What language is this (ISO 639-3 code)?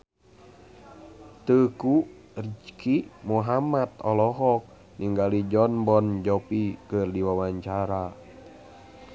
sun